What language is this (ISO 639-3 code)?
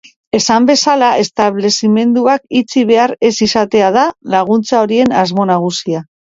eus